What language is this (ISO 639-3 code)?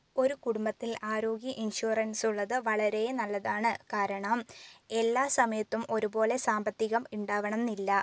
mal